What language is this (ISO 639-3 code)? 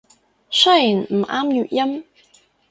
yue